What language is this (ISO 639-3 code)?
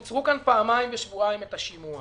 heb